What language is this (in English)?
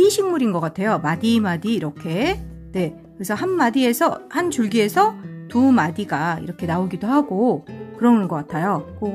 Korean